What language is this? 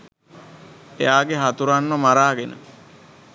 Sinhala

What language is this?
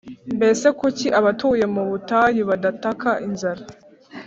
Kinyarwanda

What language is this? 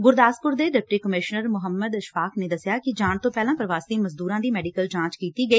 Punjabi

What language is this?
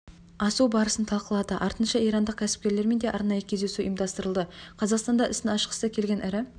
Kazakh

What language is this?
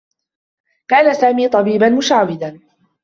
Arabic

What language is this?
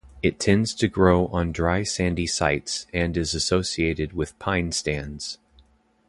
English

